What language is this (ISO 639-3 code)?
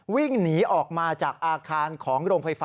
tha